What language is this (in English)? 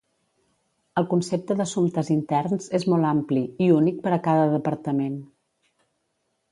Catalan